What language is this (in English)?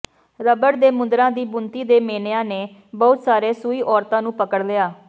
Punjabi